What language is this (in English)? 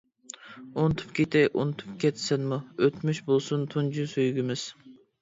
Uyghur